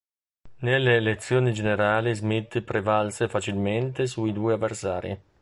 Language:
Italian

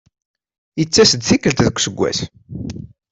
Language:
Kabyle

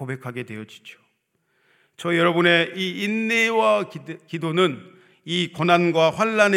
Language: Korean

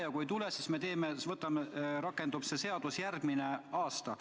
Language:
Estonian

